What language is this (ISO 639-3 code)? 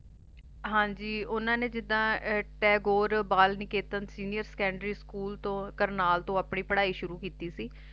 pan